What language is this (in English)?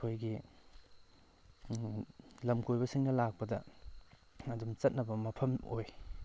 Manipuri